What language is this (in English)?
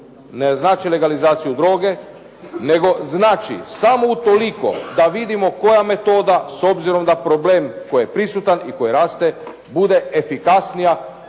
Croatian